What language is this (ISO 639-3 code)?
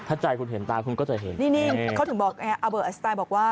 tha